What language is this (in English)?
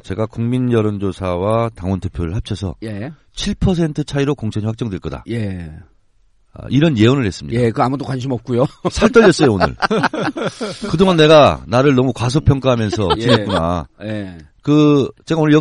Korean